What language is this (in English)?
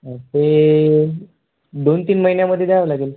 Marathi